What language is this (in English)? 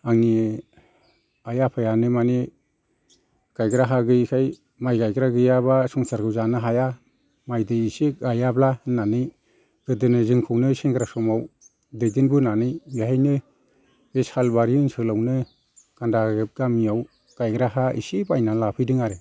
Bodo